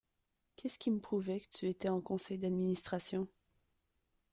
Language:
French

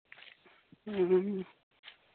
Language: Santali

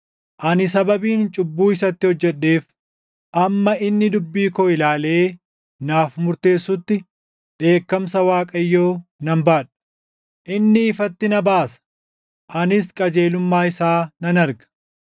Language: Oromo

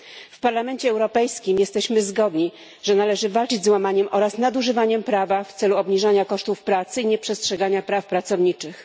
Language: Polish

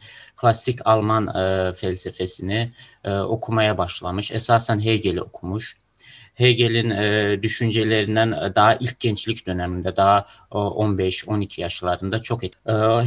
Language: Turkish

